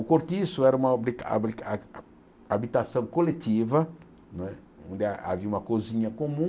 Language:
Portuguese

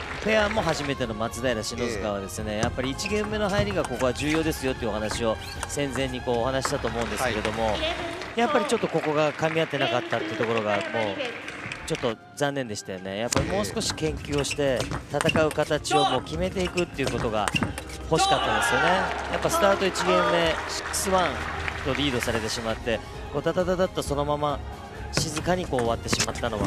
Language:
Japanese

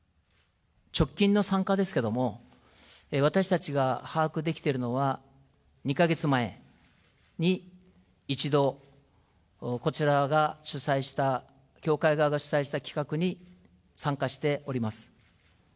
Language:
Japanese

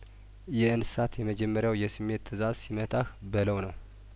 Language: Amharic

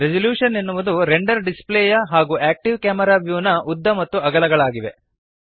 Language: Kannada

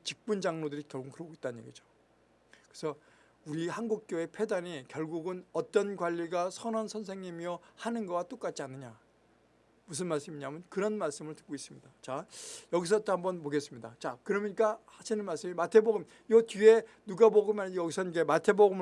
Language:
Korean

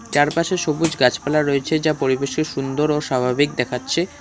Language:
Bangla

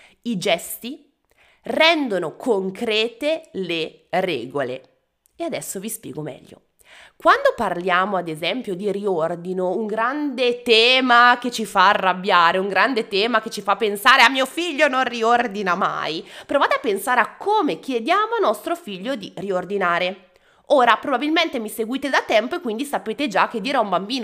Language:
Italian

